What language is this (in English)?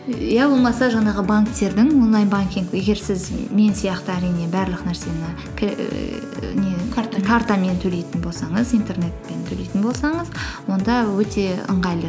Kazakh